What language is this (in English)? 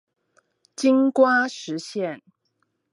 Chinese